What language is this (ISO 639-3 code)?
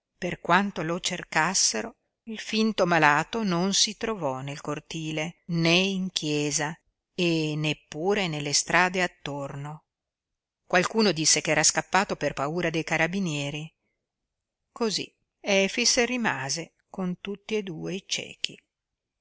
ita